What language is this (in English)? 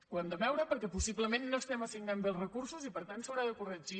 Catalan